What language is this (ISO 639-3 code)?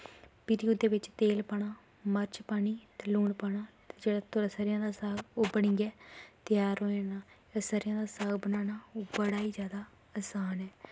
doi